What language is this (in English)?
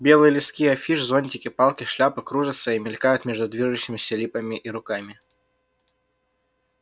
Russian